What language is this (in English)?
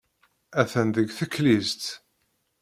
Kabyle